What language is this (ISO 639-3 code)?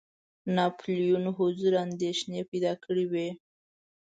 pus